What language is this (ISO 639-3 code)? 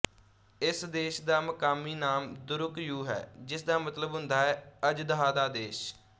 pan